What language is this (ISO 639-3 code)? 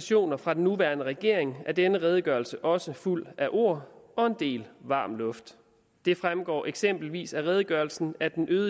dan